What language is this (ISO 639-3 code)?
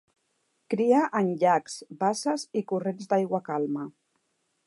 cat